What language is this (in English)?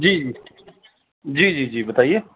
Urdu